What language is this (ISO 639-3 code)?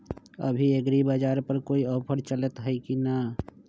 mag